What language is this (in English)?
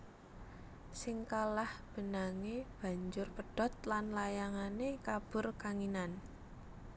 Javanese